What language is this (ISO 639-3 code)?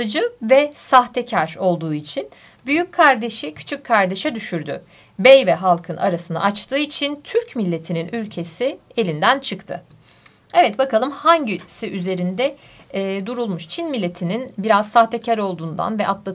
tur